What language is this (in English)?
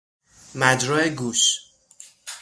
Persian